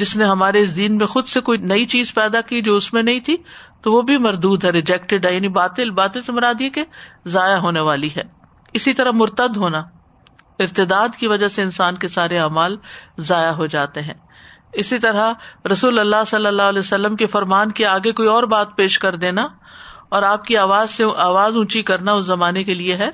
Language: Urdu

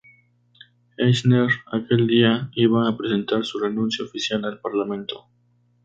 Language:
Spanish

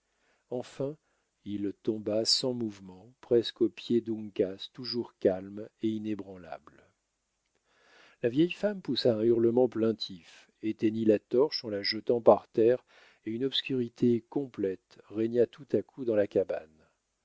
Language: French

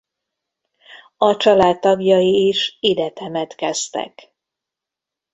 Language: Hungarian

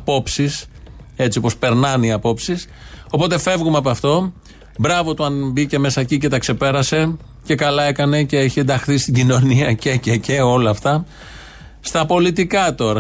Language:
Greek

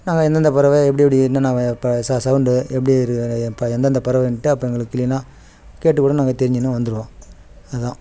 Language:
Tamil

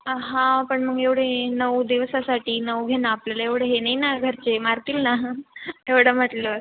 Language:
Marathi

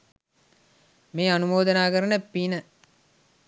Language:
Sinhala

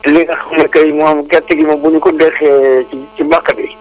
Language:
Wolof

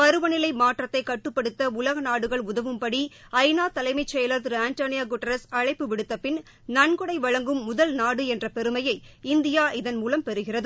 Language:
Tamil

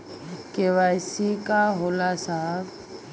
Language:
Bhojpuri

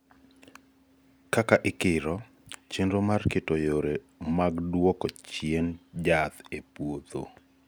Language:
Luo (Kenya and Tanzania)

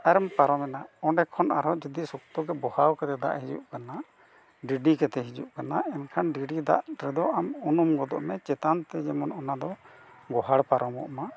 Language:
Santali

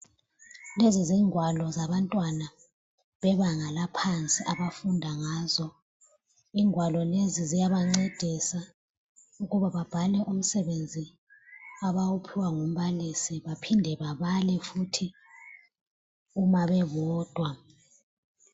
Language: North Ndebele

